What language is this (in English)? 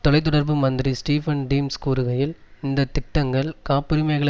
Tamil